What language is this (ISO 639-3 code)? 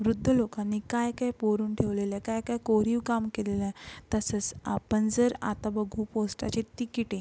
mar